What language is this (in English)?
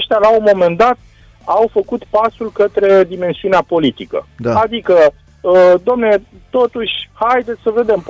Romanian